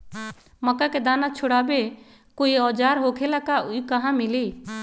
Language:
Magahi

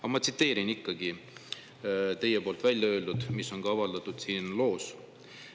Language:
Estonian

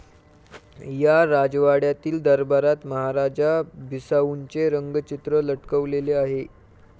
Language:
Marathi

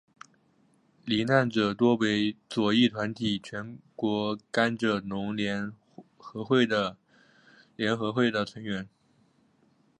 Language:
Chinese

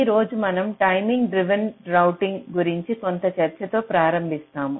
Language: Telugu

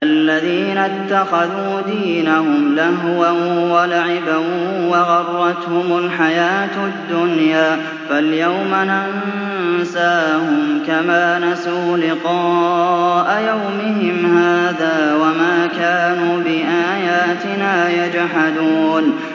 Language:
Arabic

